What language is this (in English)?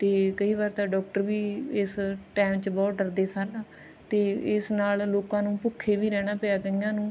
Punjabi